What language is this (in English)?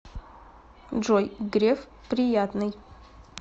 Russian